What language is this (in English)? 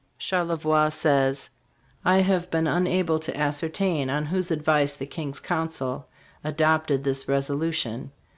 English